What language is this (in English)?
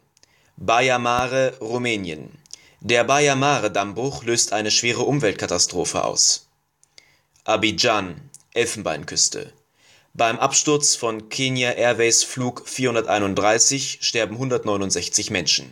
German